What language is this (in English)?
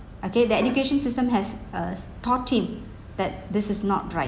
English